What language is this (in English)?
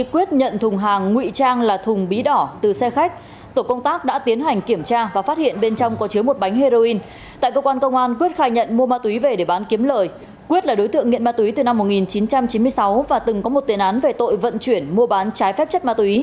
Vietnamese